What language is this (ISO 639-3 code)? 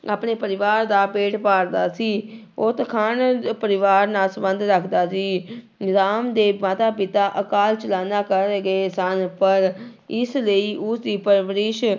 pan